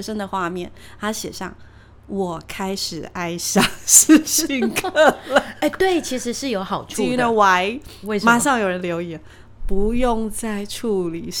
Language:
Chinese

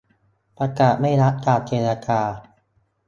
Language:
Thai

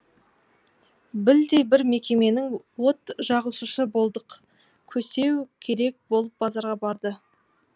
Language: Kazakh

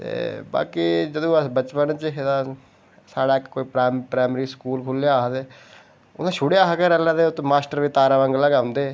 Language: Dogri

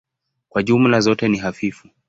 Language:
Swahili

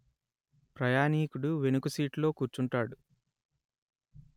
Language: Telugu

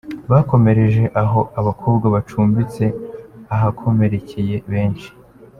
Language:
Kinyarwanda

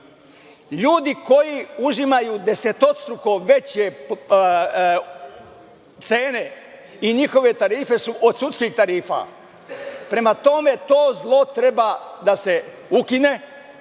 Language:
Serbian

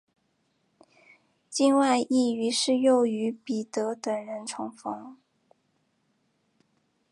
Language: Chinese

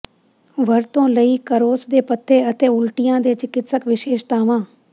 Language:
Punjabi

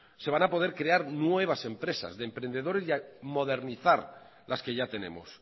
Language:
Spanish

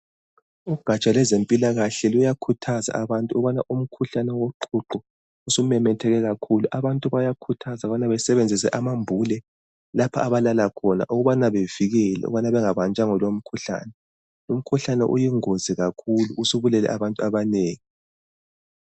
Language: North Ndebele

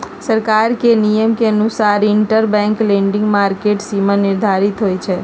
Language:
Magahi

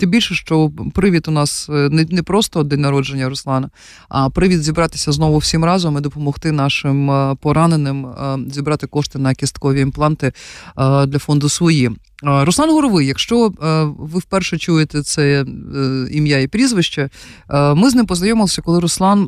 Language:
Ukrainian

